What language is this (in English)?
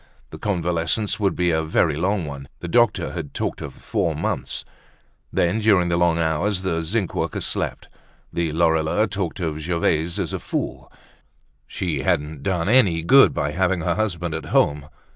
English